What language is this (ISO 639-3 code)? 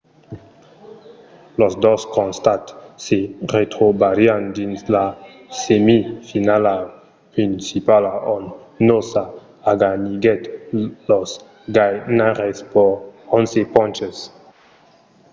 oci